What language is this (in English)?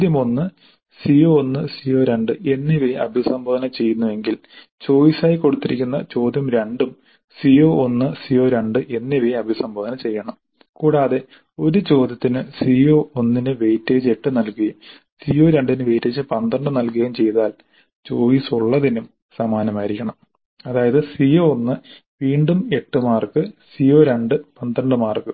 Malayalam